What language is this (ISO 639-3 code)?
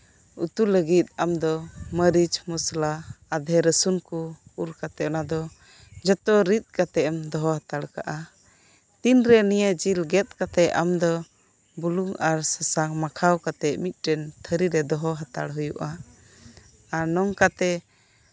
sat